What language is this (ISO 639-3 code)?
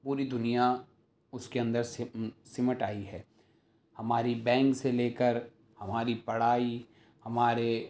urd